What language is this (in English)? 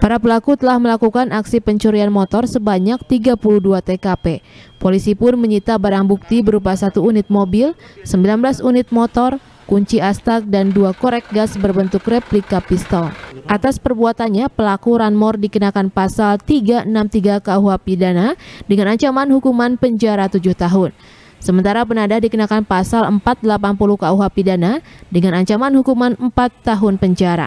Indonesian